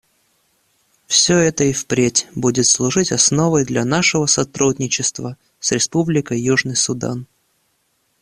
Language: Russian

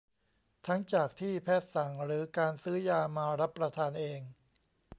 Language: Thai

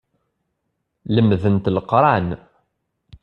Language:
Kabyle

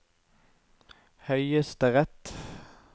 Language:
Norwegian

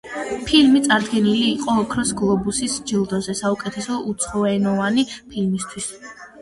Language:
Georgian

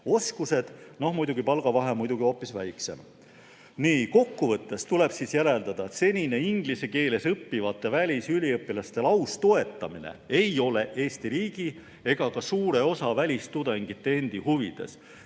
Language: Estonian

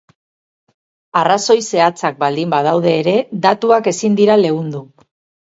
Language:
Basque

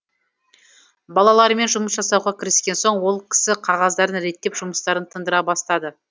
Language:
Kazakh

